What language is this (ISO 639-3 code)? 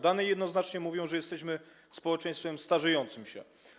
pol